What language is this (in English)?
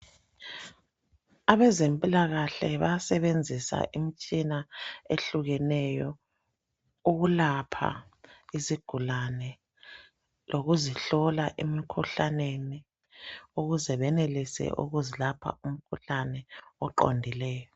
North Ndebele